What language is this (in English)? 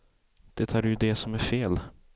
Swedish